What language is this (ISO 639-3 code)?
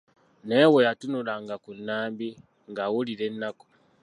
lug